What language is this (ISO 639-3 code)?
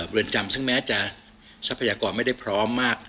tha